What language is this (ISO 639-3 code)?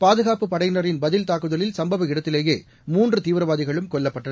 tam